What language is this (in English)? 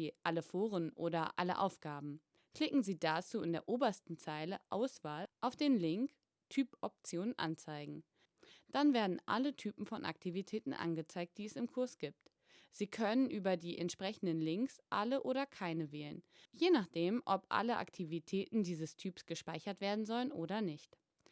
German